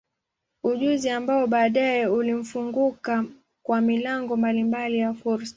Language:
Swahili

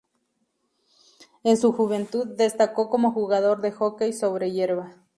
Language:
Spanish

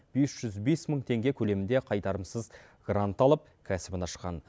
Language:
Kazakh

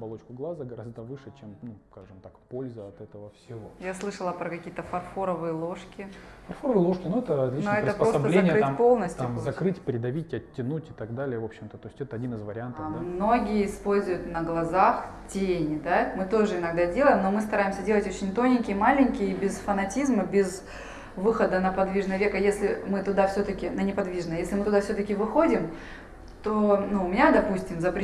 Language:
Russian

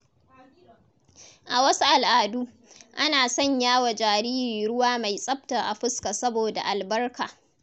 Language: Hausa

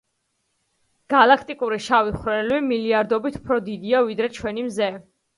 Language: Georgian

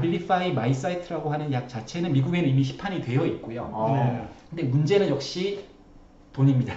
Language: Korean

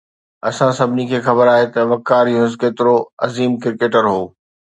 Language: Sindhi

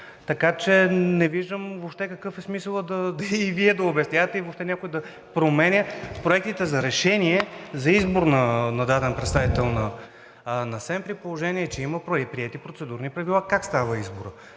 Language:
Bulgarian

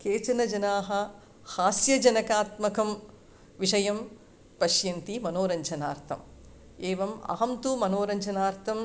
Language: Sanskrit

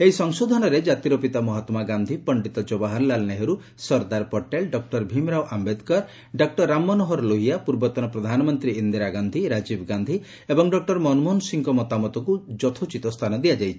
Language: Odia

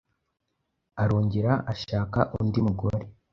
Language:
Kinyarwanda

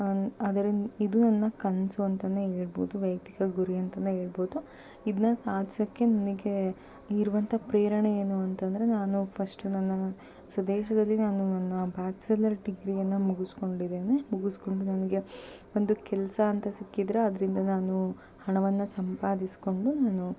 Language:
Kannada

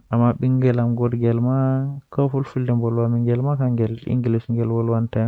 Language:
Western Niger Fulfulde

